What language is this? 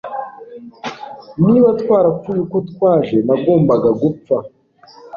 Kinyarwanda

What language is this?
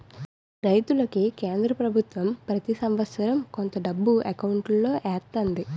Telugu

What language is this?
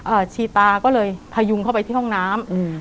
Thai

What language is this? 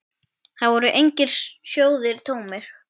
Icelandic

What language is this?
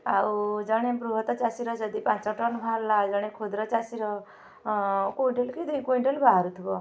Odia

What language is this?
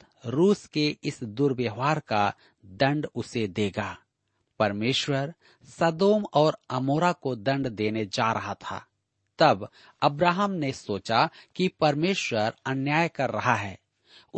Hindi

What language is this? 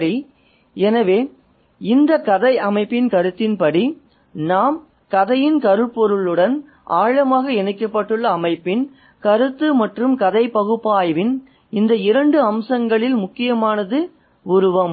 Tamil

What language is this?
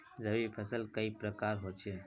Magahi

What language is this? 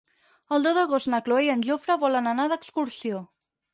Catalan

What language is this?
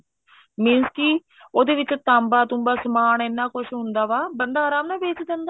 Punjabi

